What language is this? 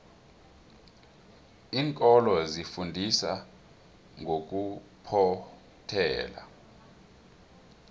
South Ndebele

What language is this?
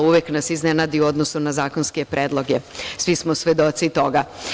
Serbian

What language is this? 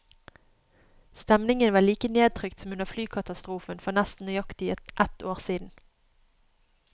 Norwegian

